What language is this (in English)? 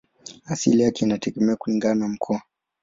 Swahili